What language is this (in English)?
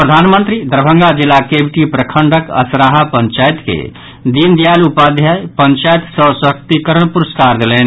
Maithili